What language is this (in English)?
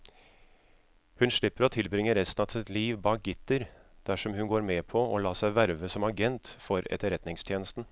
Norwegian